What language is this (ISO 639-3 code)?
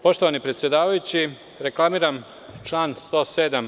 srp